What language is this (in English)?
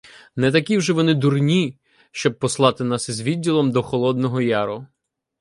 Ukrainian